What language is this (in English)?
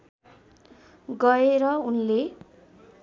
Nepali